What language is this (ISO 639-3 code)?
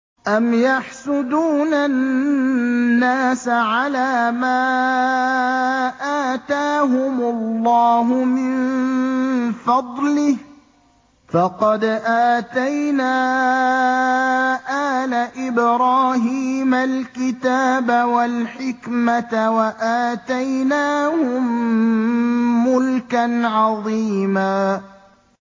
ara